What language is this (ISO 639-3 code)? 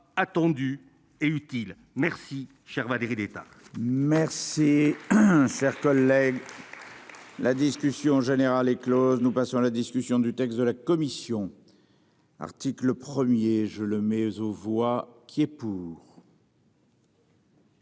fra